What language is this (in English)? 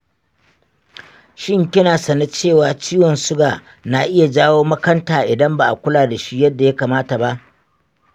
Hausa